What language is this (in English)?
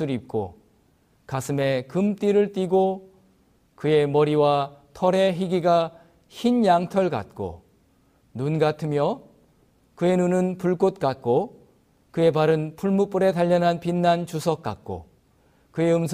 Korean